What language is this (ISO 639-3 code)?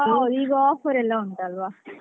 kan